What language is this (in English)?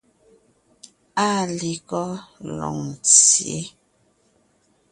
Ngiemboon